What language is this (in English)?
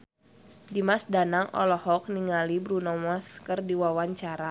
Sundanese